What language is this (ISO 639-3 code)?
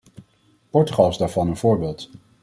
nld